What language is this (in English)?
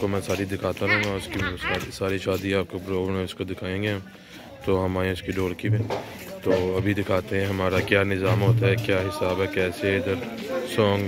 Arabic